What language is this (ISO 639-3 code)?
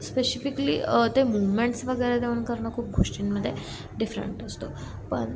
mar